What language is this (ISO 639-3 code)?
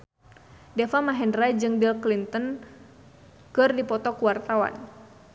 sun